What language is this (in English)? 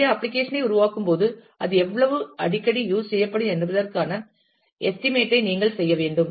Tamil